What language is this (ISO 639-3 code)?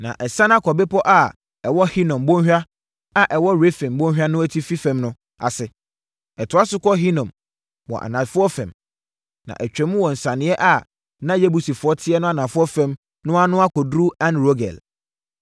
aka